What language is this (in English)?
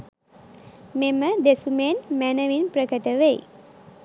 Sinhala